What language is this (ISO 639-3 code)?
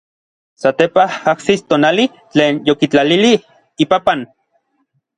nlv